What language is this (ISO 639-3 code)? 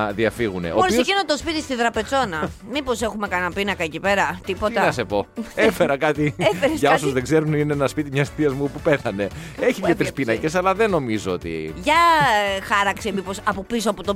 ell